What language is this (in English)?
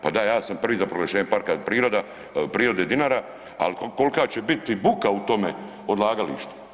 Croatian